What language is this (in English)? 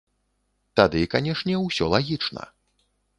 Belarusian